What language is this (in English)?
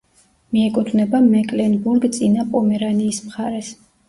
Georgian